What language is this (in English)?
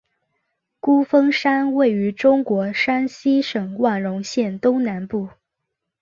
Chinese